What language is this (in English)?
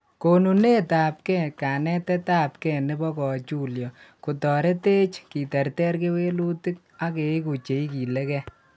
Kalenjin